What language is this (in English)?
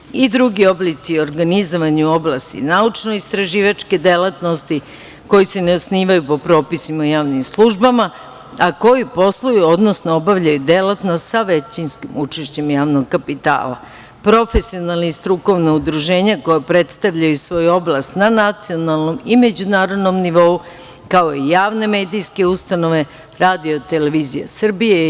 Serbian